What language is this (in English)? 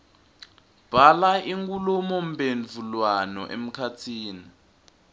Swati